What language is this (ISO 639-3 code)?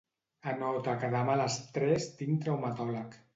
cat